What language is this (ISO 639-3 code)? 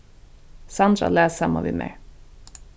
fao